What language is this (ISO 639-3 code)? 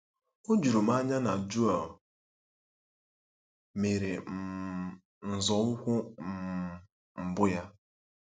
ibo